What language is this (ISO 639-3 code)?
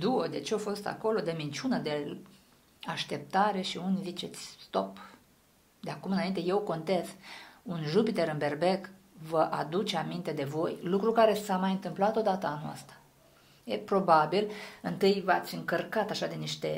ron